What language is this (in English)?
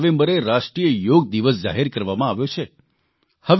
Gujarati